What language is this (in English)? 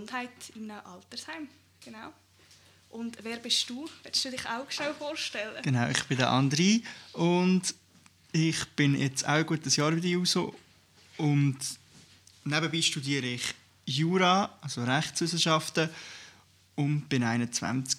German